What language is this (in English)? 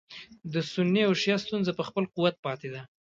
Pashto